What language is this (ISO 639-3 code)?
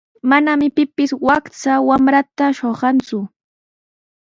qws